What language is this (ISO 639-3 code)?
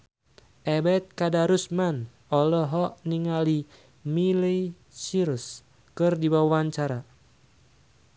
sun